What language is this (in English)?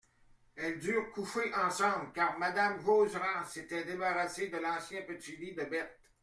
French